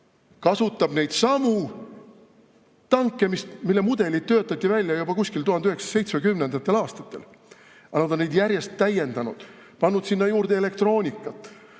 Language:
Estonian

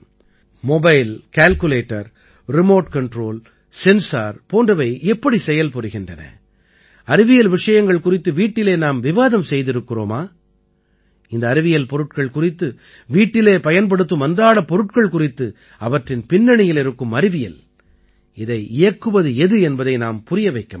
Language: Tamil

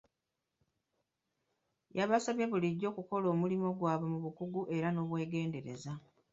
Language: Ganda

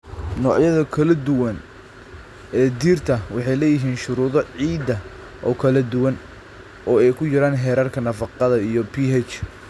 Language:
Somali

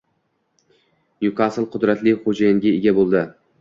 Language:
Uzbek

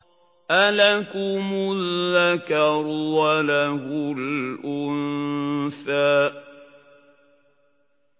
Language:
Arabic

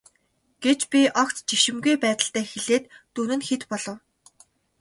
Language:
Mongolian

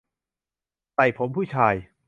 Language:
Thai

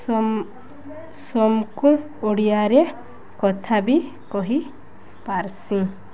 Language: Odia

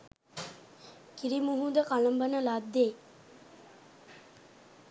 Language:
Sinhala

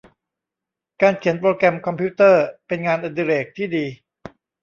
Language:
Thai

